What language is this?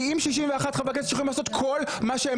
Hebrew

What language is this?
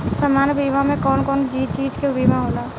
Bhojpuri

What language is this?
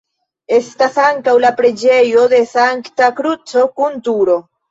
Esperanto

